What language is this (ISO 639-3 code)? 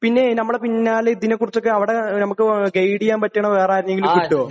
mal